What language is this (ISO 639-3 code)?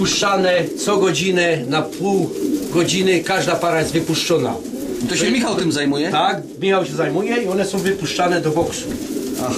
pol